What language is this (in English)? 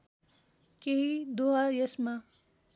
Nepali